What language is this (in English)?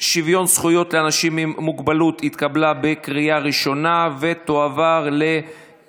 Hebrew